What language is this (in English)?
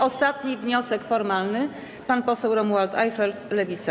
Polish